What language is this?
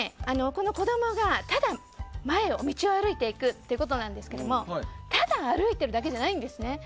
Japanese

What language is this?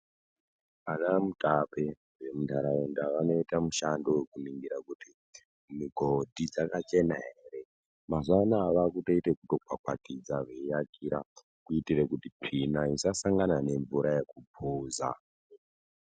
Ndau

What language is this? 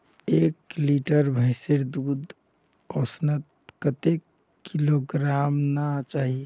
Magahi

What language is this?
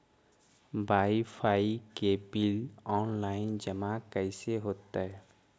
Magahi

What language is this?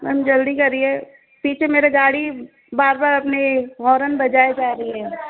Hindi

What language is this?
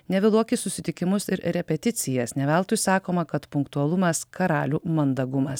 Lithuanian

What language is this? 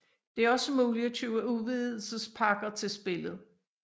Danish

